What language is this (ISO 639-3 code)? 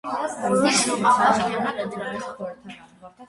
hye